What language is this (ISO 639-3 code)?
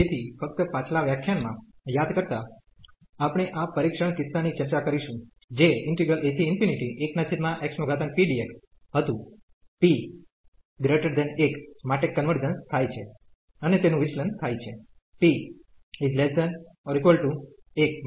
guj